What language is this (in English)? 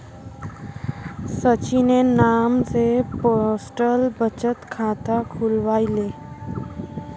Magahi